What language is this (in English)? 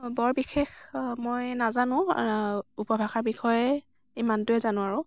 Assamese